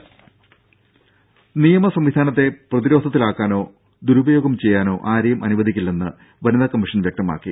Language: Malayalam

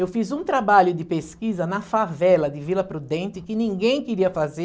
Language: Portuguese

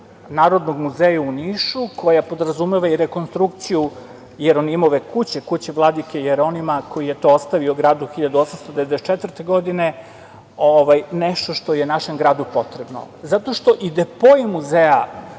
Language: Serbian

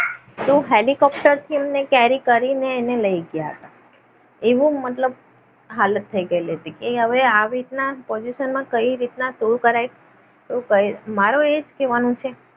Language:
Gujarati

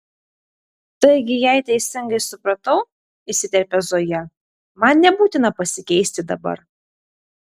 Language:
Lithuanian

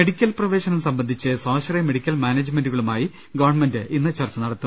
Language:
Malayalam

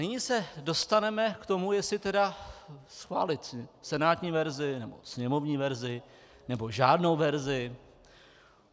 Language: Czech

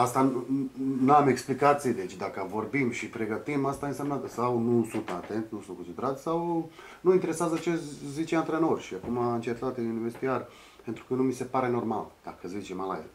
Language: Romanian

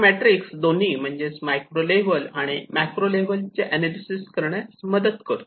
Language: Marathi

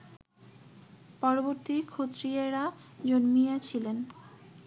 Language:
Bangla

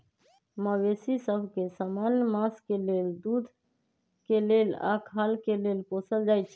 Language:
Magahi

